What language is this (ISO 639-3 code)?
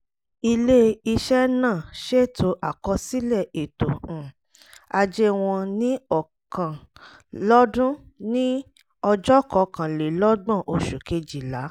yor